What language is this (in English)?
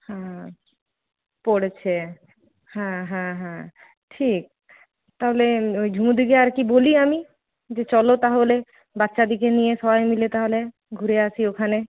Bangla